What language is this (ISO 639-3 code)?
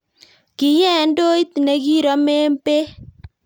kln